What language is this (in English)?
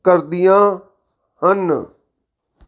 Punjabi